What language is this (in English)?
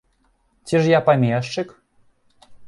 Belarusian